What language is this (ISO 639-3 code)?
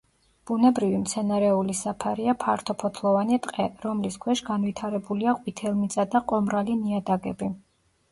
kat